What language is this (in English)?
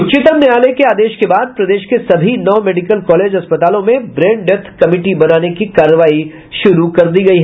Hindi